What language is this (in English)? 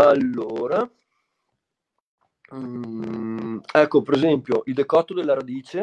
Italian